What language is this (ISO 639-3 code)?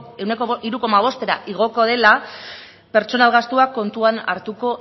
eus